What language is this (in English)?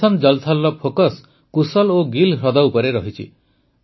Odia